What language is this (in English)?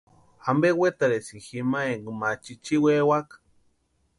Western Highland Purepecha